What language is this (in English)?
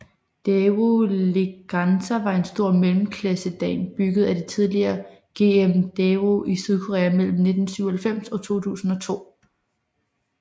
Danish